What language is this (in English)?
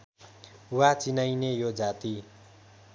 Nepali